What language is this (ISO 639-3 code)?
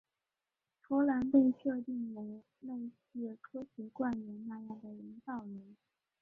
zho